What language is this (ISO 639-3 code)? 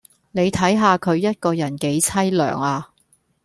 yue